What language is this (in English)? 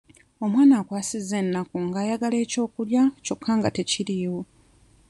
Ganda